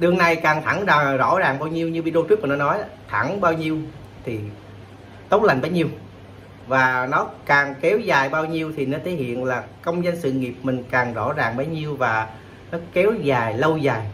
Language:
Vietnamese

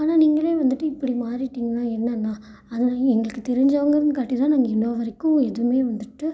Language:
Tamil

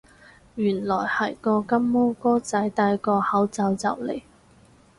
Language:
Cantonese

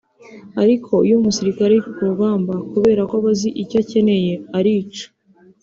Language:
Kinyarwanda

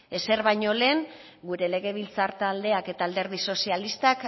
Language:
Basque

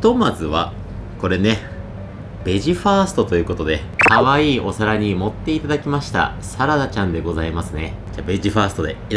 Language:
Japanese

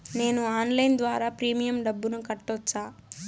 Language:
Telugu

